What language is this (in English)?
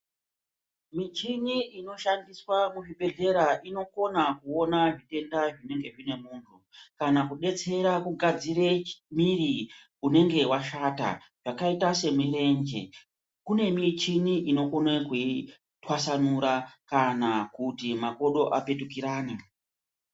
Ndau